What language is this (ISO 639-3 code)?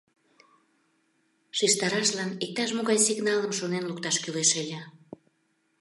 chm